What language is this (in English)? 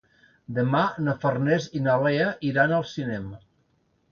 Catalan